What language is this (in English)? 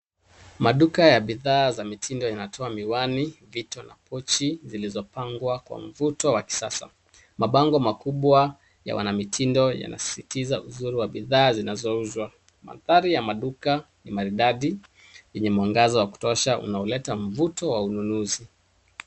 Swahili